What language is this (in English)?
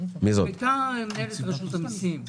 Hebrew